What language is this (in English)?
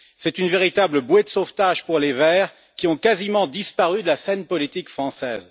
French